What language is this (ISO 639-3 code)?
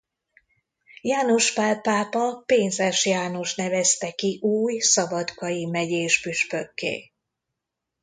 hun